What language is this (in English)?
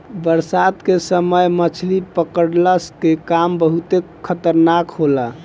Bhojpuri